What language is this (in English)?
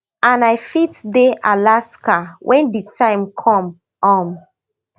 Nigerian Pidgin